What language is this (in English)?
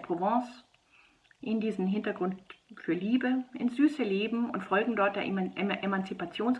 German